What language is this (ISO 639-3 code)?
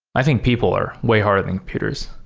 eng